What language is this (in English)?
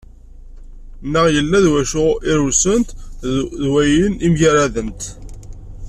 Kabyle